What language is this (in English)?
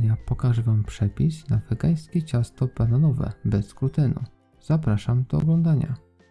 Polish